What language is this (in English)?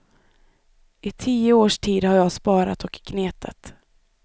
Swedish